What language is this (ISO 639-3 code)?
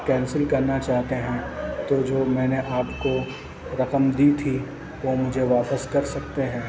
urd